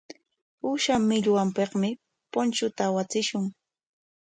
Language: Corongo Ancash Quechua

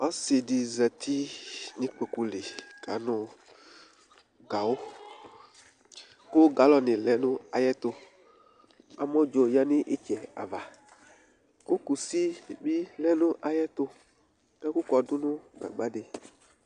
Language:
Ikposo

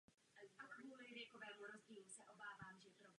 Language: Czech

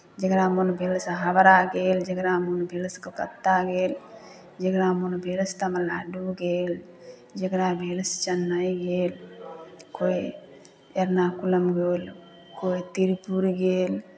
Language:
Maithili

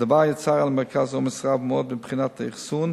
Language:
Hebrew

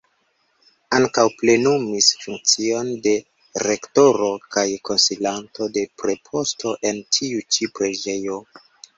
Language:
Esperanto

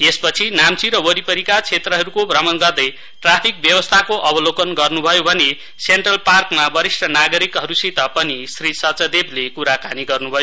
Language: Nepali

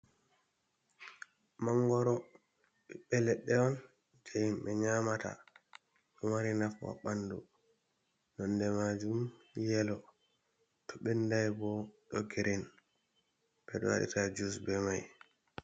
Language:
Fula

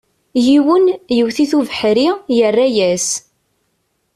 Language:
Kabyle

